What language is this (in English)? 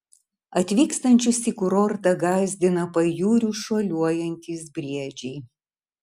Lithuanian